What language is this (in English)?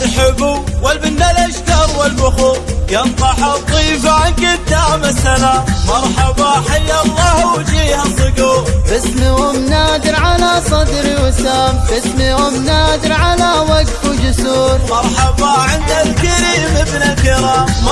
Arabic